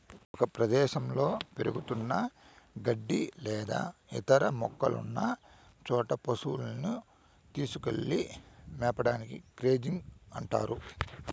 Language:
Telugu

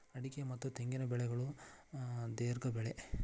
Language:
Kannada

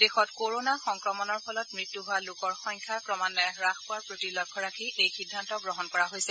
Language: Assamese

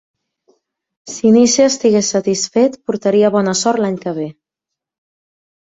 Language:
Catalan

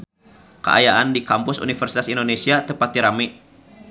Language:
Sundanese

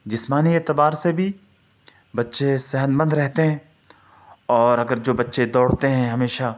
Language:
Urdu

